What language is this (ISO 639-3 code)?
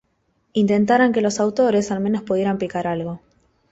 spa